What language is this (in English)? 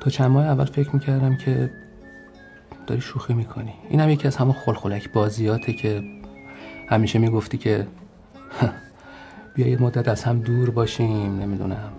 Persian